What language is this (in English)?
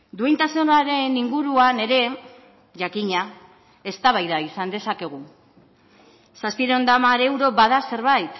Basque